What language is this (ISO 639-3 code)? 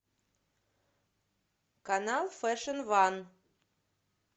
rus